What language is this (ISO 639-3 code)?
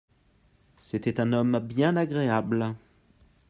fra